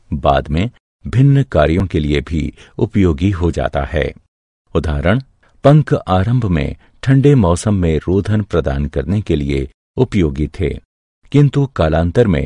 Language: Hindi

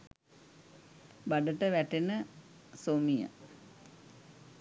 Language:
Sinhala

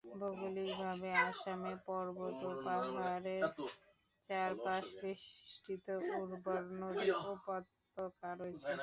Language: Bangla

